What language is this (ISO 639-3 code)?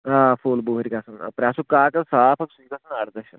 kas